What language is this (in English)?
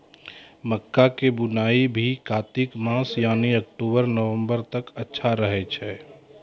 Maithili